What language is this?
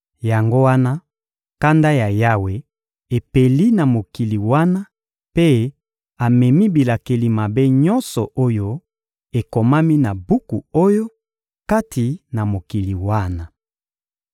Lingala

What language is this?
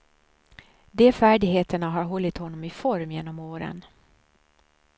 Swedish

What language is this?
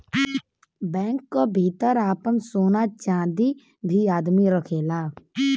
Bhojpuri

